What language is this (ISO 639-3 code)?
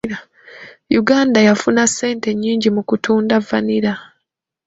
lug